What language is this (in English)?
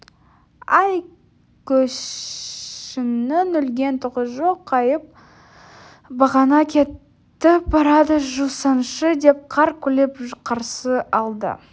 Kazakh